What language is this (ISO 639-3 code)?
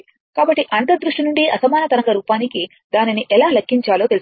tel